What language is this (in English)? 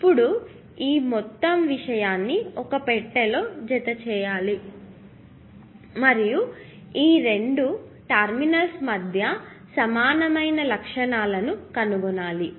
Telugu